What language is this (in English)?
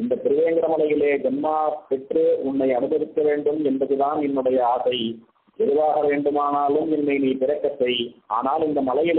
Arabic